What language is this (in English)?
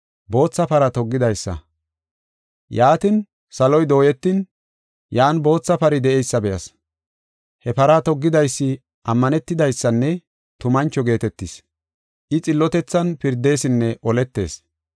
Gofa